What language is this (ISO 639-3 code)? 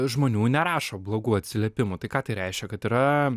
lit